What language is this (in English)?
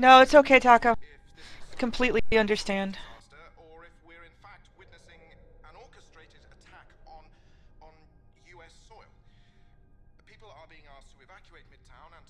English